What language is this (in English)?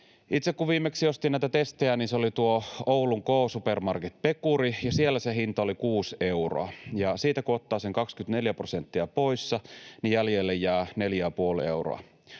Finnish